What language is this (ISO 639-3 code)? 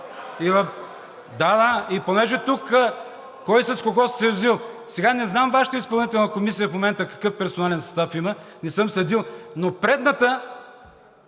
bul